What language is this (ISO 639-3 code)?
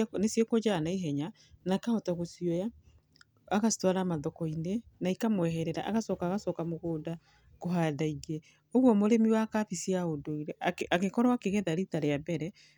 kik